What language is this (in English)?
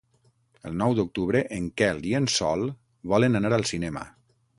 Catalan